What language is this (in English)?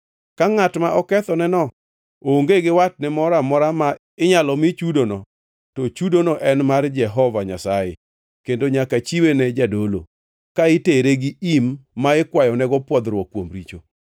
Luo (Kenya and Tanzania)